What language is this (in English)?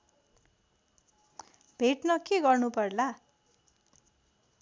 Nepali